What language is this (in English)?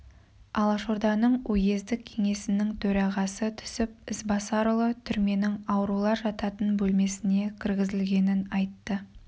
Kazakh